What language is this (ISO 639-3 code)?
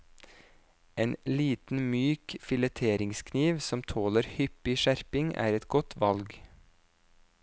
nor